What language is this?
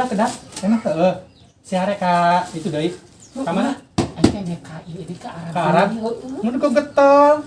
Indonesian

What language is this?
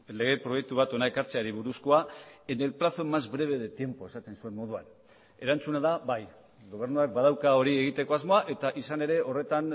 Basque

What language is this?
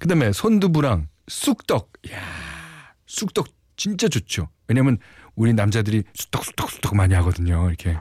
Korean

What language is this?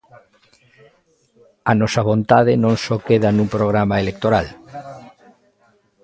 Galician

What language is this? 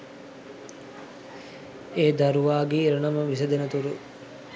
Sinhala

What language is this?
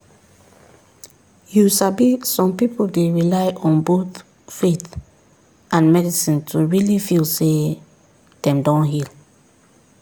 Nigerian Pidgin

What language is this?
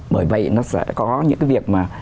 Vietnamese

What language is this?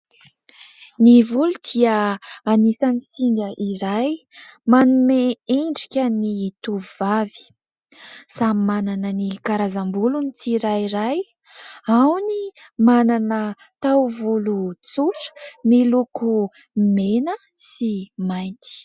Malagasy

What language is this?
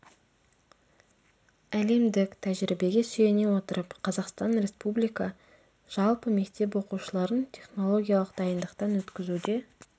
Kazakh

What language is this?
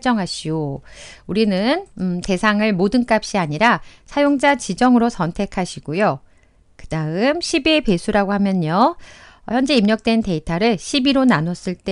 Korean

